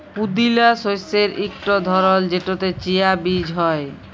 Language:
Bangla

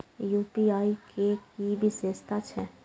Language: Maithili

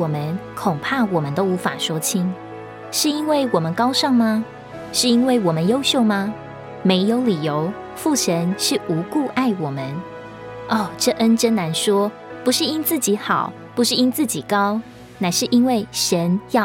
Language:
Chinese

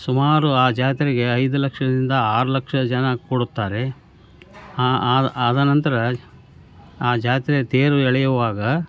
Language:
Kannada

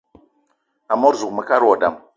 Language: Eton (Cameroon)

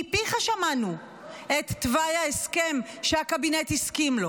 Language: Hebrew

